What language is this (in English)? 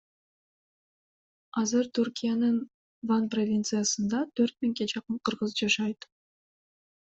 Kyrgyz